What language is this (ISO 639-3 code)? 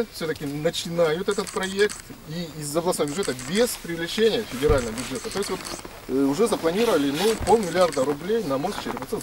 rus